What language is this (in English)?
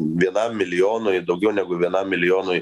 Lithuanian